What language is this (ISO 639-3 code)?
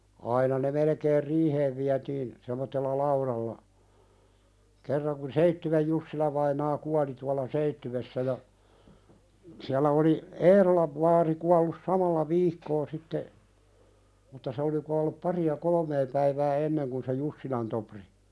fin